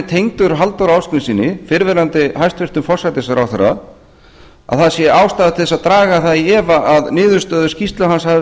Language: Icelandic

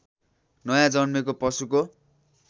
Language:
Nepali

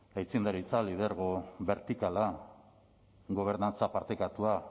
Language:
Basque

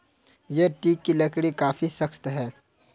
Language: Hindi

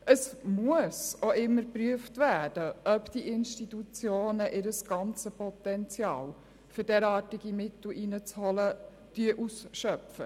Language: Swiss German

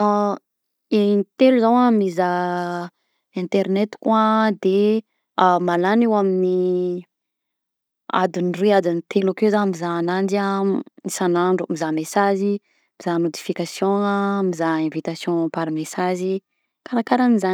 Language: Southern Betsimisaraka Malagasy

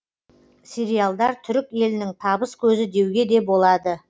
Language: Kazakh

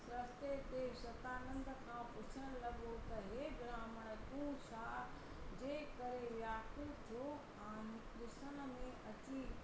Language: Sindhi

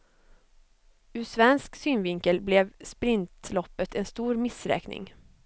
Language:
Swedish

